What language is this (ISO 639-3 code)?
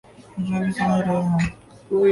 urd